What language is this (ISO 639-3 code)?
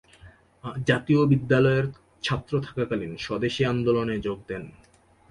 ben